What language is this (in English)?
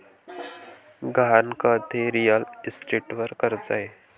Marathi